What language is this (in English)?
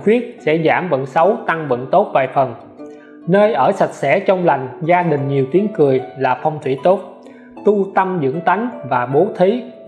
Vietnamese